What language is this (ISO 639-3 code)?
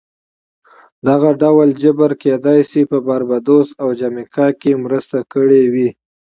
pus